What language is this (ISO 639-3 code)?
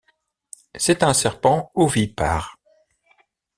fra